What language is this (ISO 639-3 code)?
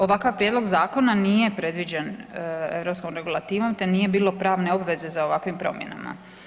hrv